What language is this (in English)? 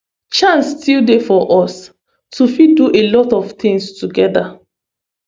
Nigerian Pidgin